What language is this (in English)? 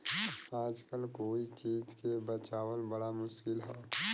Bhojpuri